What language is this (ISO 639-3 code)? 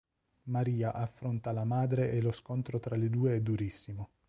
ita